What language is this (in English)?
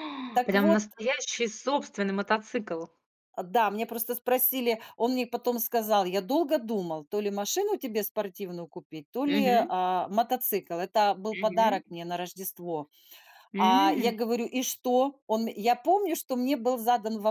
Russian